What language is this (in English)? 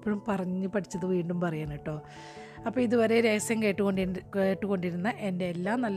Malayalam